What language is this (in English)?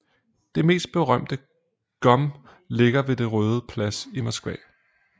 Danish